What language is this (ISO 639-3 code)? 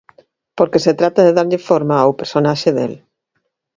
glg